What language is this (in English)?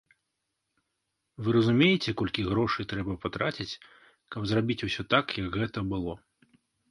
Belarusian